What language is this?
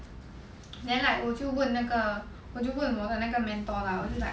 English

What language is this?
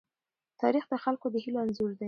Pashto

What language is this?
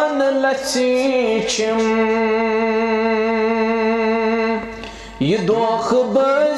Romanian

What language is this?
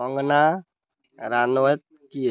Odia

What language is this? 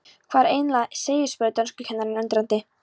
Icelandic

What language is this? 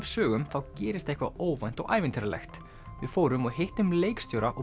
Icelandic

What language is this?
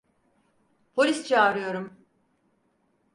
Turkish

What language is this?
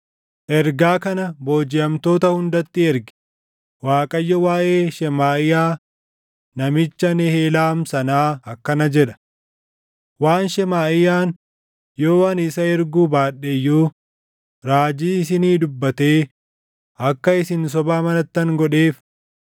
Oromo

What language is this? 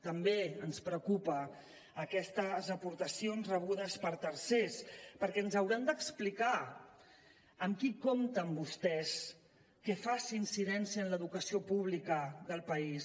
Catalan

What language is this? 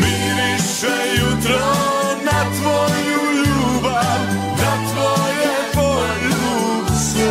Croatian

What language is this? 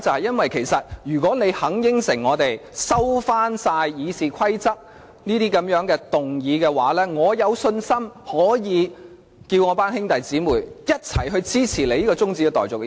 Cantonese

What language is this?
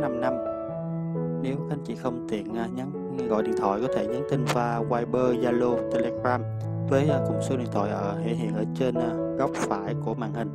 Vietnamese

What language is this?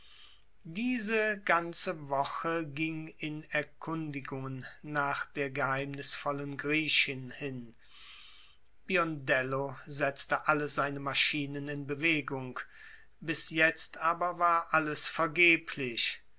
German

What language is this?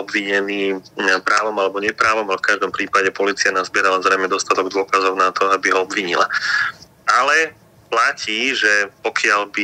Slovak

